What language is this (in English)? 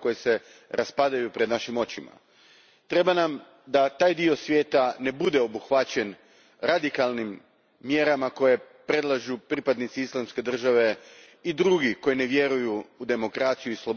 Croatian